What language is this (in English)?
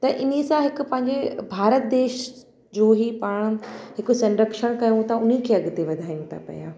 Sindhi